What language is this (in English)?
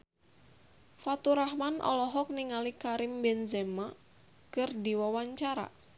Sundanese